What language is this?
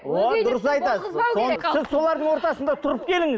Kazakh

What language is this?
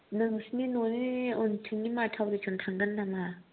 Bodo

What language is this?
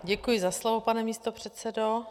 Czech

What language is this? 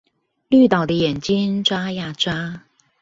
Chinese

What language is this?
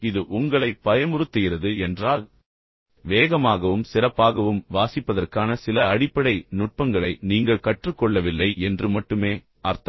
Tamil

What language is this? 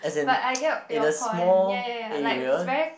English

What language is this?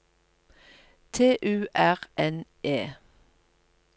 Norwegian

